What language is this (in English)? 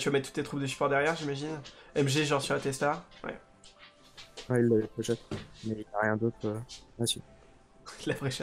French